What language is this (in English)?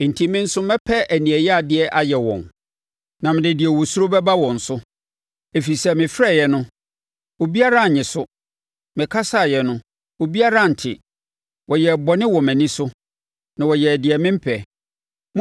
Akan